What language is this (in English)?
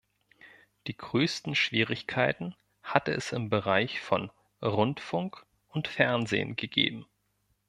German